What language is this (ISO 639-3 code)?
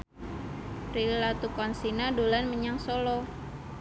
jav